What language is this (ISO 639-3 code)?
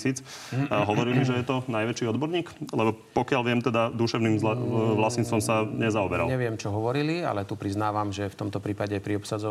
slk